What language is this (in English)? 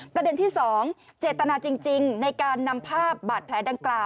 Thai